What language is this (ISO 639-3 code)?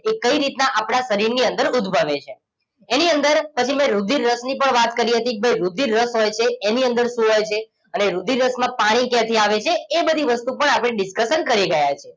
guj